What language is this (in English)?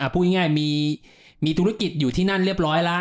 Thai